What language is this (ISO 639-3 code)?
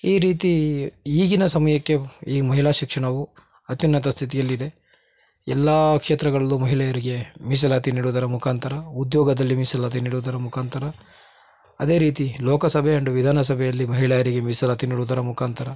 kan